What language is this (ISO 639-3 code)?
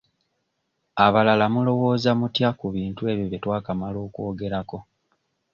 lug